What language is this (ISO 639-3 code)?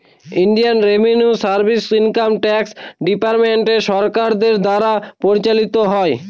ben